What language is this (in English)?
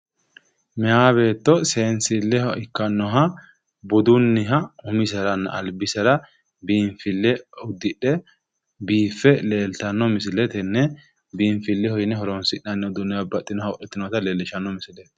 Sidamo